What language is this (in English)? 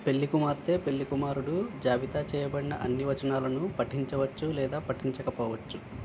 Telugu